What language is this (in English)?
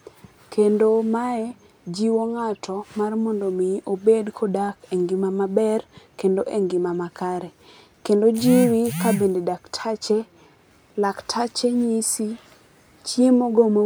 Luo (Kenya and Tanzania)